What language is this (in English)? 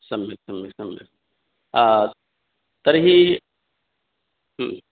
Sanskrit